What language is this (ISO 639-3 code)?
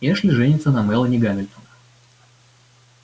rus